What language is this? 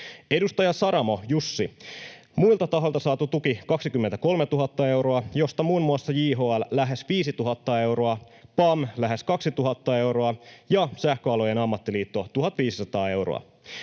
Finnish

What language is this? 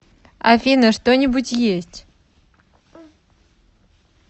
Russian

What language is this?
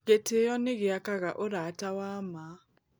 Kikuyu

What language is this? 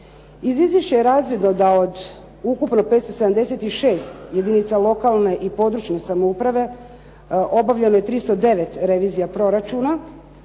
Croatian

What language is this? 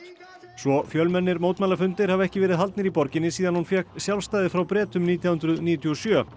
Icelandic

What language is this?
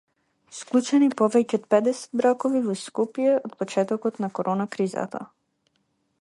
Macedonian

